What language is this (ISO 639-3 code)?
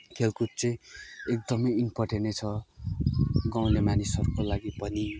nep